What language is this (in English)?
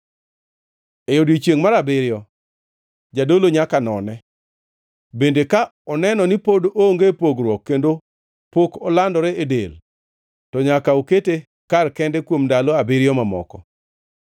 Luo (Kenya and Tanzania)